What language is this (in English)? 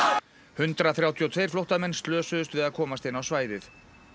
Icelandic